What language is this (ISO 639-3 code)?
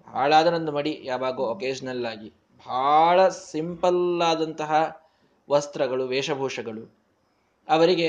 kan